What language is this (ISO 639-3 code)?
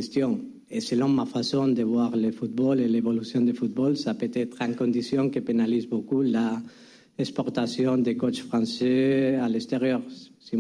fra